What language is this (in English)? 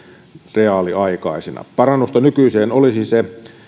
Finnish